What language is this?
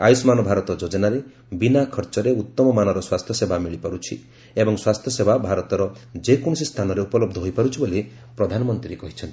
Odia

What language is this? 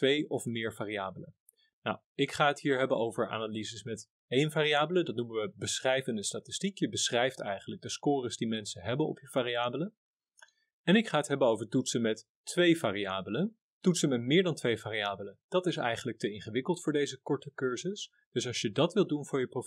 Dutch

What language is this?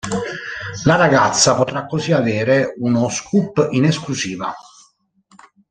Italian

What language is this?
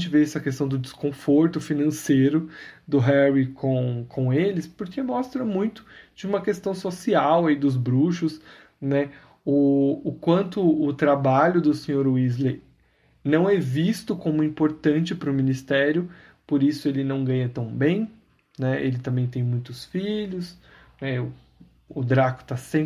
Portuguese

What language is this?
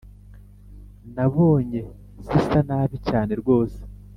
Kinyarwanda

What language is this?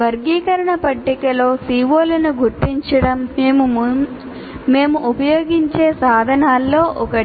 Telugu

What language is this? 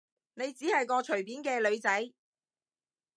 Cantonese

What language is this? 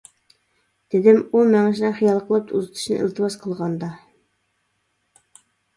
Uyghur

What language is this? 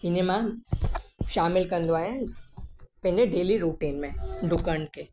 Sindhi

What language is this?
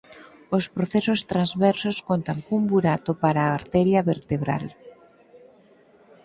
Galician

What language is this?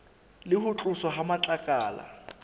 Southern Sotho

